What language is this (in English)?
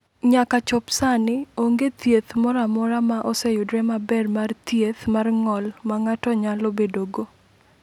Luo (Kenya and Tanzania)